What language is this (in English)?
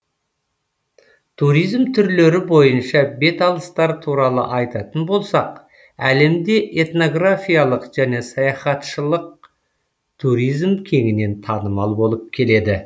Kazakh